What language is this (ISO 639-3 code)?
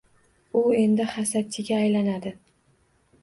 uzb